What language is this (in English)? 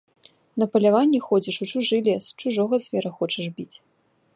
Belarusian